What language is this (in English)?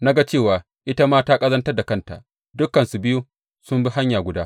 Hausa